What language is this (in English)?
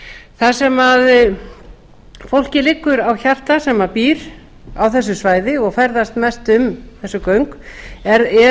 Icelandic